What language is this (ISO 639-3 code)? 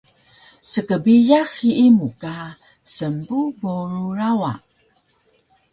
trv